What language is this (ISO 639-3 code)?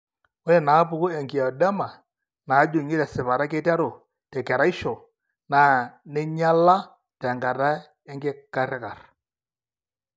mas